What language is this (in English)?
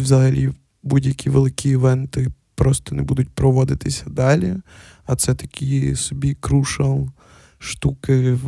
Ukrainian